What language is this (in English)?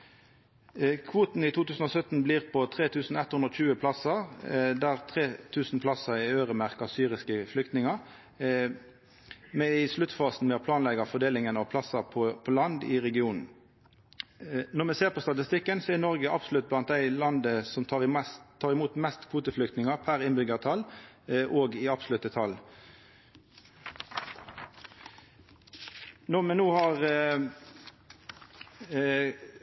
Norwegian Nynorsk